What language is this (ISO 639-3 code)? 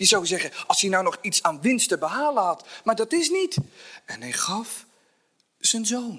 nld